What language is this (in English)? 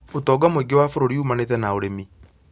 Kikuyu